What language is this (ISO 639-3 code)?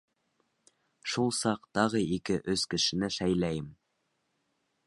bak